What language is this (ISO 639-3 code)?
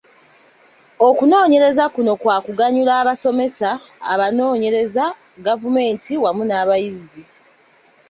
lug